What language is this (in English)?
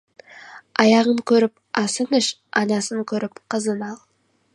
Kazakh